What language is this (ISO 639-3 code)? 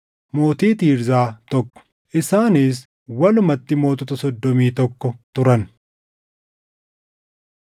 orm